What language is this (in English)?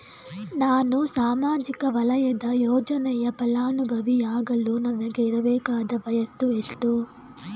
Kannada